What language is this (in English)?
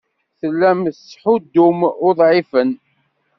Kabyle